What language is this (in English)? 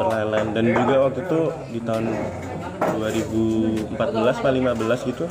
Indonesian